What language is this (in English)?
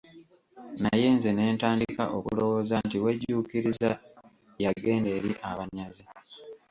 Ganda